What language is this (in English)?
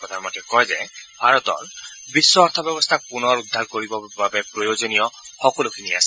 Assamese